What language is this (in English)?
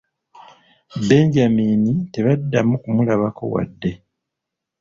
Ganda